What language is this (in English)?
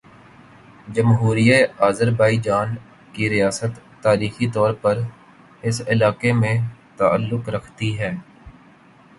Urdu